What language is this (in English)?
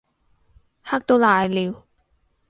Cantonese